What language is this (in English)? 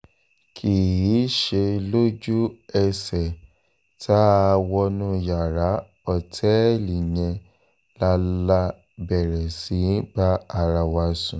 Yoruba